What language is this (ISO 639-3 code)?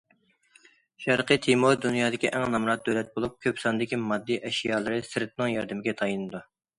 uig